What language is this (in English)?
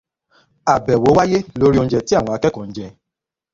Yoruba